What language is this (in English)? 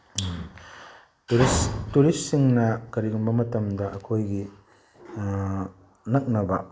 Manipuri